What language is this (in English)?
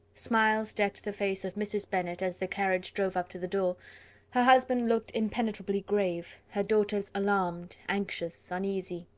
English